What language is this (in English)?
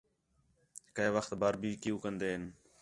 Khetrani